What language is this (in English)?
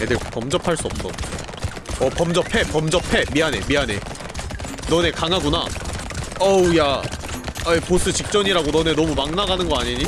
Korean